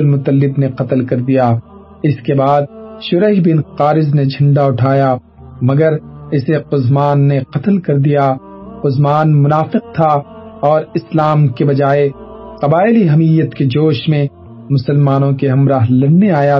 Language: Urdu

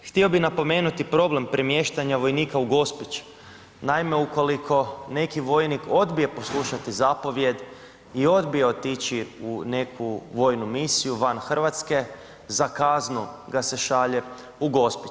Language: Croatian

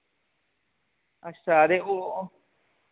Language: Dogri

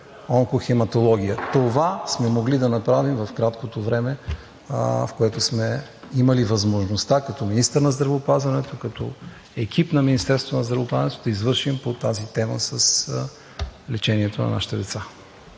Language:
Bulgarian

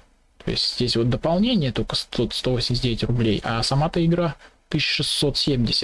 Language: Russian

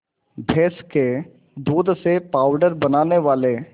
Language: Hindi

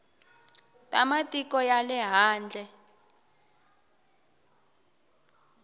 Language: Tsonga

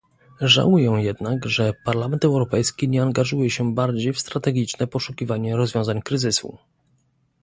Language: Polish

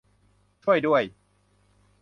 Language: Thai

